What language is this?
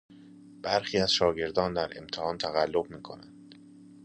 Persian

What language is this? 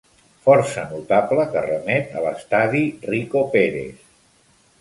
Catalan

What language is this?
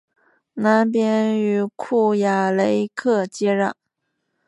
Chinese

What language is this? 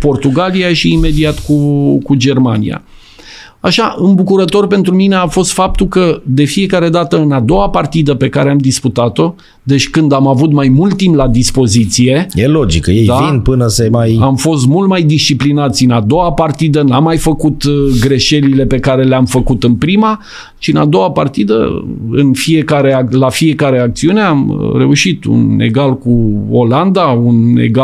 Romanian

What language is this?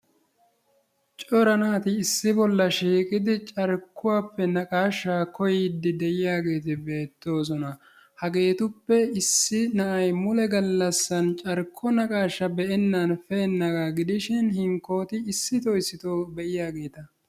Wolaytta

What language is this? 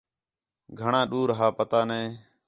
Khetrani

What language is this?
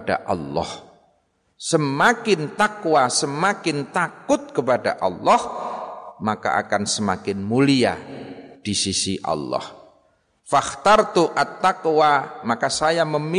Indonesian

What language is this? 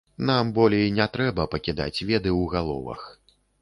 Belarusian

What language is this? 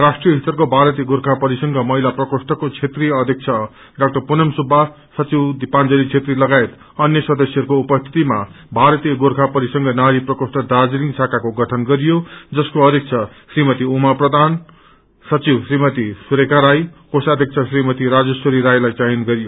Nepali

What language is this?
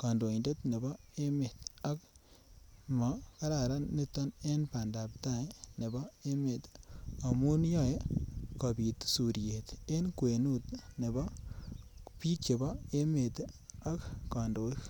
Kalenjin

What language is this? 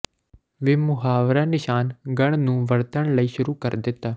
Punjabi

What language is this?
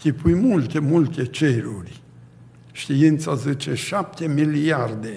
Romanian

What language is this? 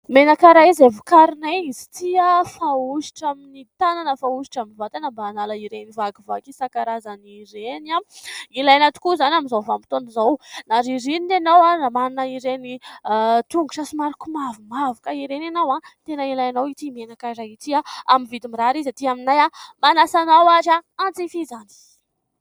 Malagasy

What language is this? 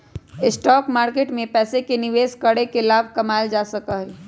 Magahi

